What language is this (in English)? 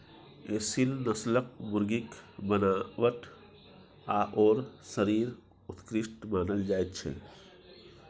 Maithili